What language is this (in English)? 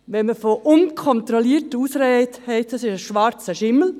Swiss German